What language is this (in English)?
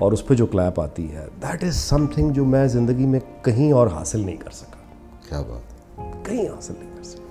Hindi